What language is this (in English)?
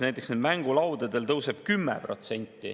Estonian